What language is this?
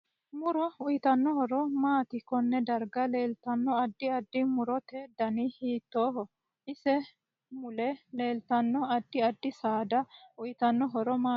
Sidamo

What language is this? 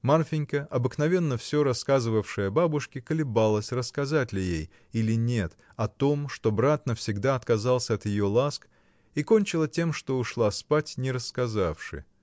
Russian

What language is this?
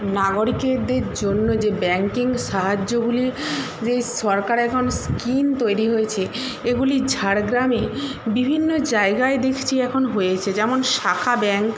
Bangla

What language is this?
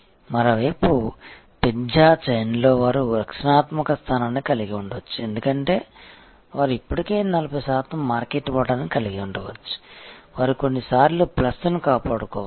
Telugu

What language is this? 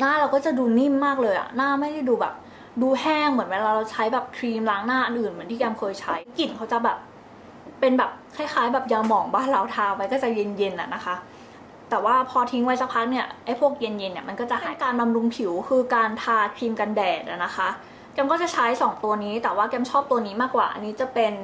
Thai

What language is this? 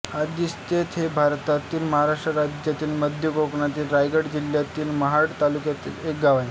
Marathi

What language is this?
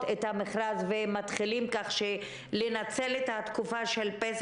Hebrew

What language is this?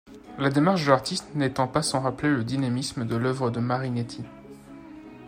French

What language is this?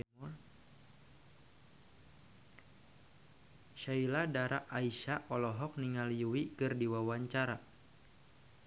Sundanese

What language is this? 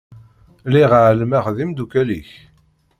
Kabyle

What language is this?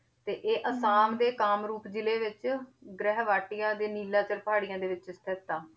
Punjabi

